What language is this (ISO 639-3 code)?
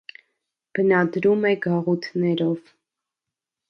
hye